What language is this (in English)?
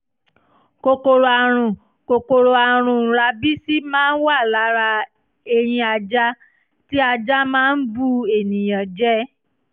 Yoruba